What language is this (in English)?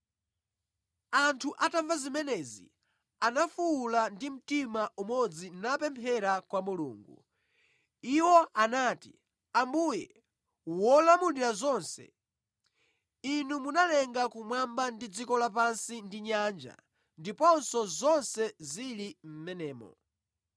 Nyanja